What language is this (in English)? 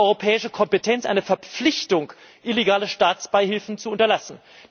German